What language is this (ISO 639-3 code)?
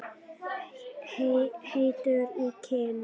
isl